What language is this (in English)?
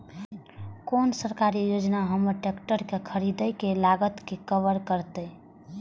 Maithili